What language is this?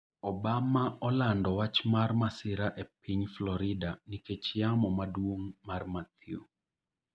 Luo (Kenya and Tanzania)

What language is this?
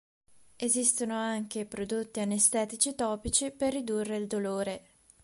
Italian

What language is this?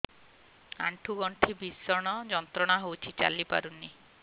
Odia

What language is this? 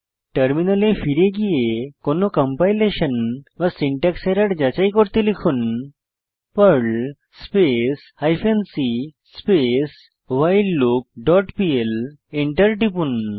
Bangla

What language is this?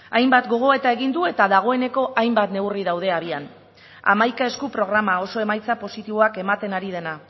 Basque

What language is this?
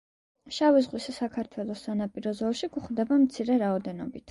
Georgian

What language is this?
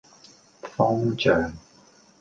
Cantonese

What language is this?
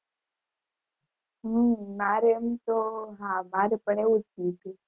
Gujarati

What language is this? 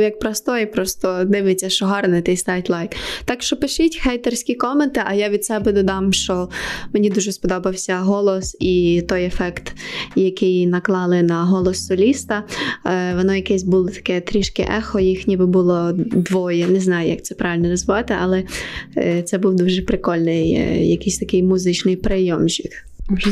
Ukrainian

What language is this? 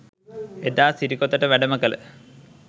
Sinhala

